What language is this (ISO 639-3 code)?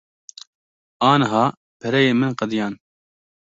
kur